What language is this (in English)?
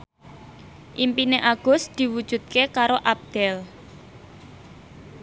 Javanese